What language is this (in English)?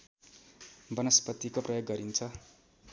Nepali